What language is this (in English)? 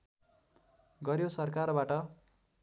Nepali